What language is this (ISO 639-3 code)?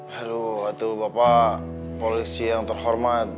ind